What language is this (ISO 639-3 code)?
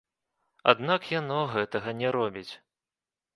bel